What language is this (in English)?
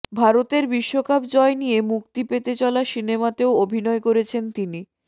Bangla